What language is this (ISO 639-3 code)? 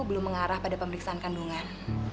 ind